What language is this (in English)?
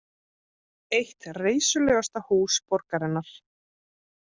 Icelandic